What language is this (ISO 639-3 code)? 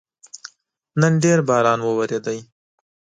pus